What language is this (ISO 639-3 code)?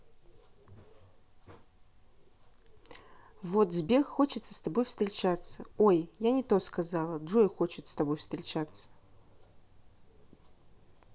rus